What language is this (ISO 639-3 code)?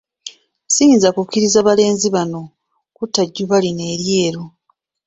lug